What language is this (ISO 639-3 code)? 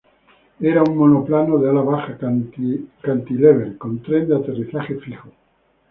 spa